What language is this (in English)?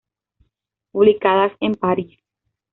Spanish